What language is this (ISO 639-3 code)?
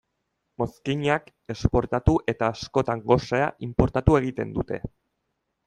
eus